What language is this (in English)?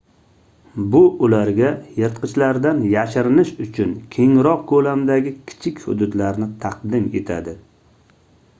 Uzbek